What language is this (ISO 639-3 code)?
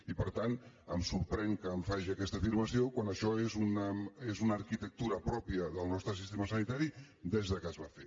cat